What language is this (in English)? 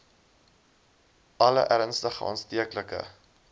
Afrikaans